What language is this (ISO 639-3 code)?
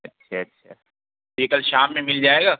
urd